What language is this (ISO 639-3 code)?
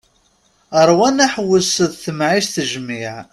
kab